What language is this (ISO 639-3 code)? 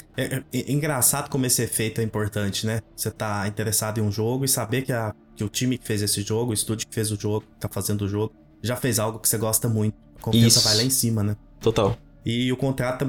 por